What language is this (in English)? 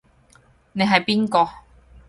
Cantonese